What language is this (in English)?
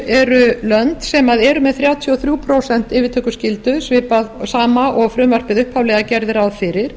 Icelandic